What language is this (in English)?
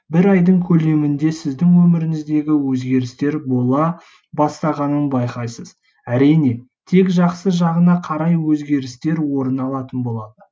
Kazakh